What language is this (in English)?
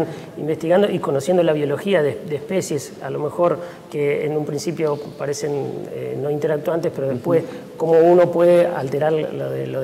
Spanish